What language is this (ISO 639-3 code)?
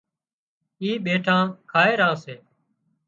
kxp